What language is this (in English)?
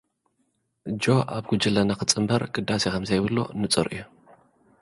Tigrinya